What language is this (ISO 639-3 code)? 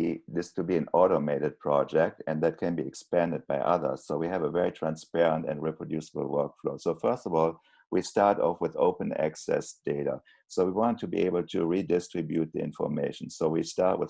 eng